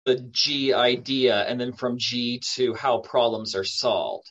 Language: Hebrew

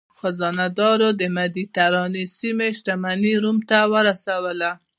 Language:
Pashto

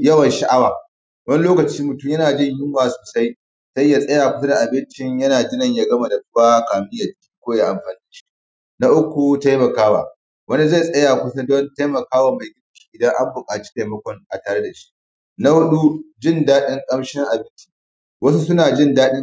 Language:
Hausa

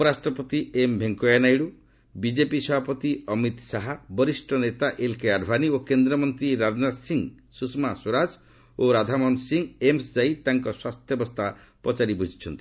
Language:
Odia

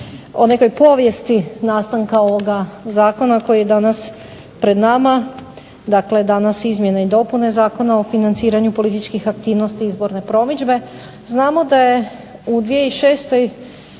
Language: Croatian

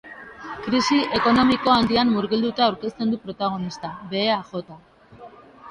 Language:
Basque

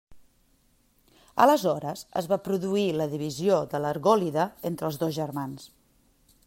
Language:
Catalan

